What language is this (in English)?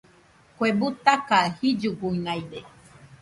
Nüpode Huitoto